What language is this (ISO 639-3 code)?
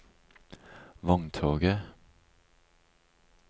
nor